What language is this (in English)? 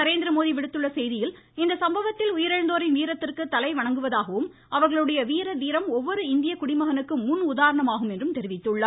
Tamil